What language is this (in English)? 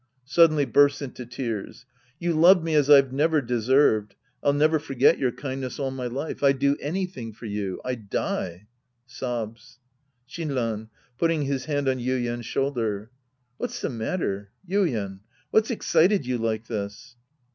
English